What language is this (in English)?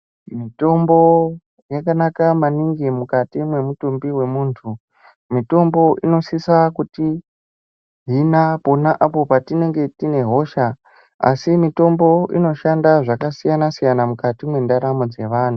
Ndau